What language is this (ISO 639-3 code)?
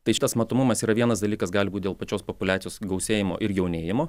lit